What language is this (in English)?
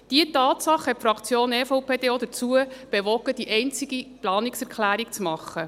Swiss German